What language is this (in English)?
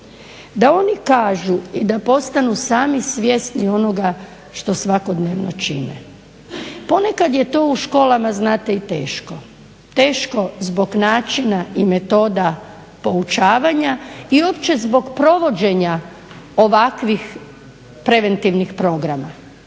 Croatian